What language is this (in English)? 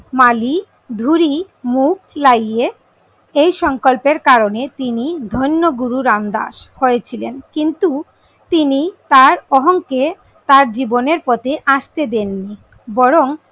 Bangla